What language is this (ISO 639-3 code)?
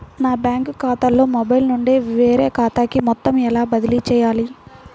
tel